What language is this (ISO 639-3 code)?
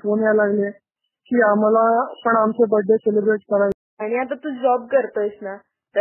mar